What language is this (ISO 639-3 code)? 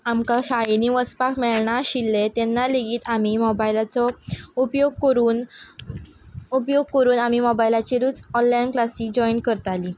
kok